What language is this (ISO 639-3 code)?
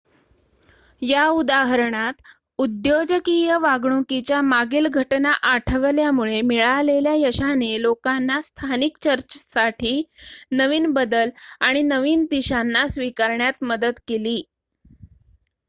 mar